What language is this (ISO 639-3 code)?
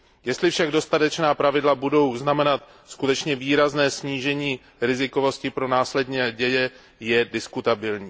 ces